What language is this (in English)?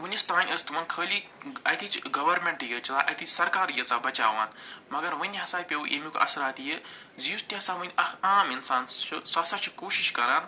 Kashmiri